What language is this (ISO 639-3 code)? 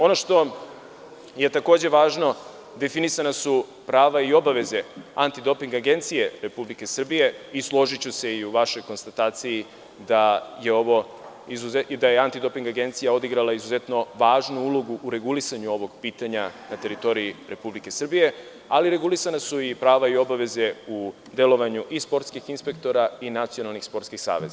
srp